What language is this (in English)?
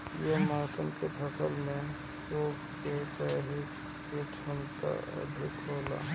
Bhojpuri